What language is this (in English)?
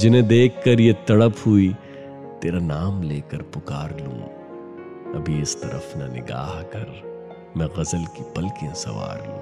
Hindi